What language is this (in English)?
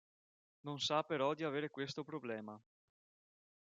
Italian